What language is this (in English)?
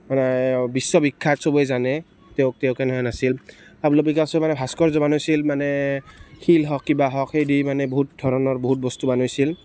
Assamese